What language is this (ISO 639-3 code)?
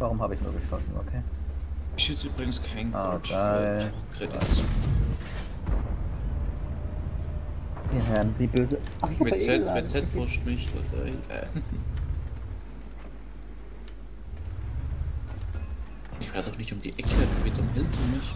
deu